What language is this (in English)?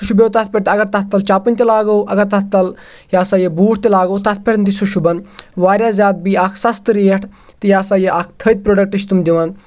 Kashmiri